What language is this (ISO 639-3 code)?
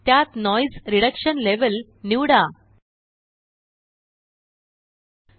mar